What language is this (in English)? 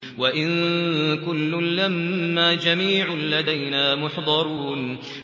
Arabic